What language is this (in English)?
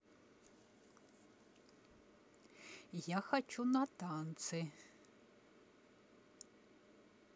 Russian